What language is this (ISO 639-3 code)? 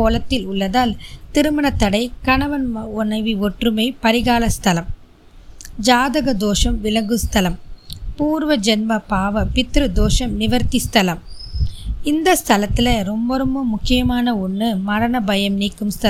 tam